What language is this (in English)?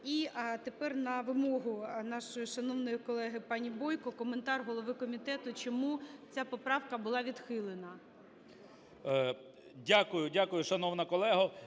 Ukrainian